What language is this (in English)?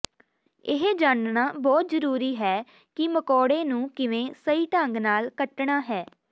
Punjabi